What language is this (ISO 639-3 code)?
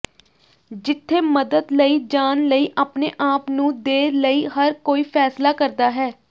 pan